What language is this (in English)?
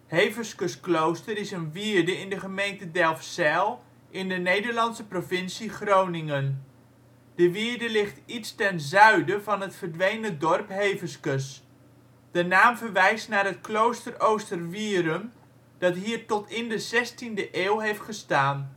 Dutch